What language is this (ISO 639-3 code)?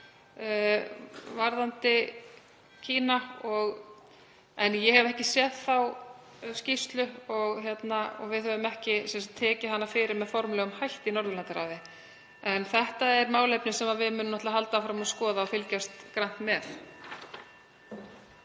isl